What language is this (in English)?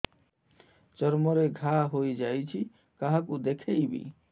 Odia